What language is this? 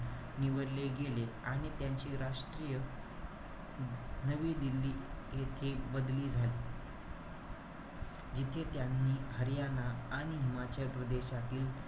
Marathi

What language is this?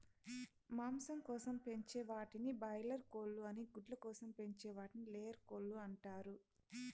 Telugu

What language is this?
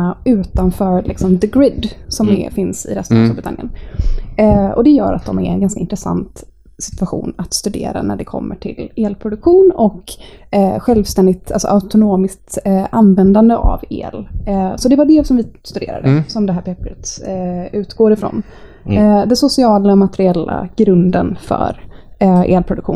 Swedish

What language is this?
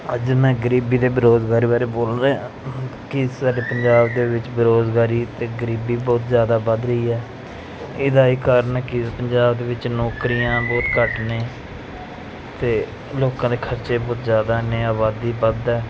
Punjabi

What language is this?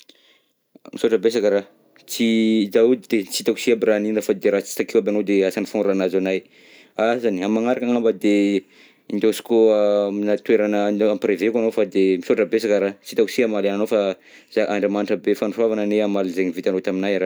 Southern Betsimisaraka Malagasy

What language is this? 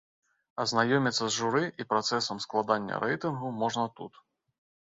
Belarusian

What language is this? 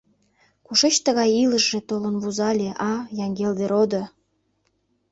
Mari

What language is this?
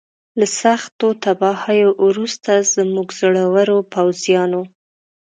Pashto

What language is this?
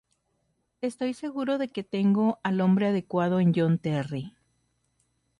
Spanish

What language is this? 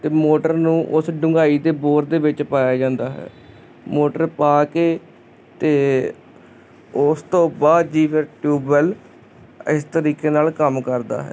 Punjabi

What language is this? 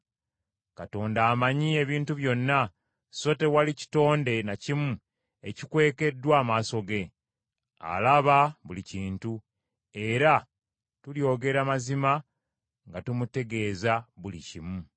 Ganda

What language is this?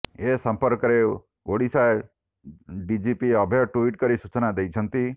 Odia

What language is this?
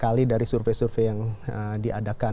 Indonesian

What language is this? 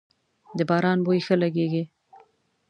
Pashto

